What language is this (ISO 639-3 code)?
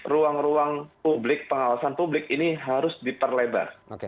ind